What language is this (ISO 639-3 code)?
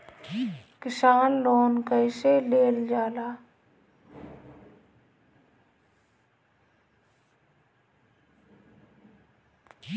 bho